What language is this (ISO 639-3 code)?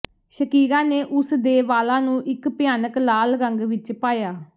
pan